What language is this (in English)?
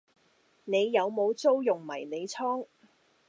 Cantonese